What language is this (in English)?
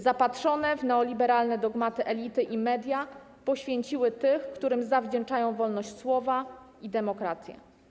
Polish